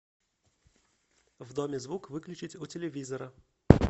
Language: Russian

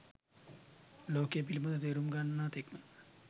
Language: Sinhala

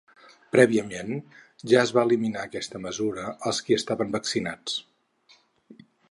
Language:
Catalan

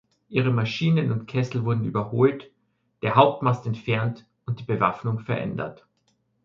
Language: German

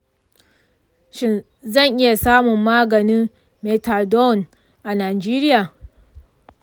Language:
Hausa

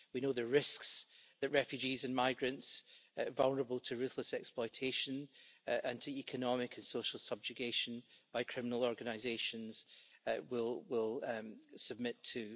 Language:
English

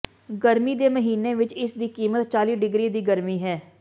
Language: Punjabi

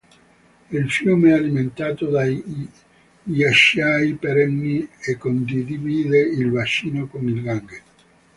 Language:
Italian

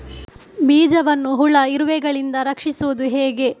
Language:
Kannada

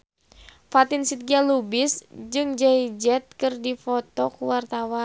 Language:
Sundanese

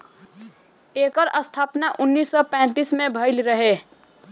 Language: Bhojpuri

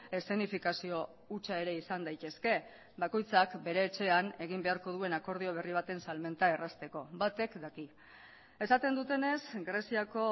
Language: Basque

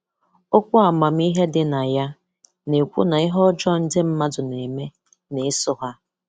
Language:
Igbo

